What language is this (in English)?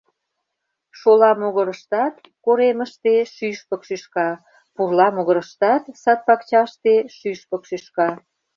Mari